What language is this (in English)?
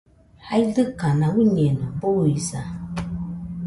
Nüpode Huitoto